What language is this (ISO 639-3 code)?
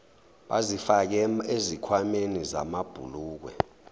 zul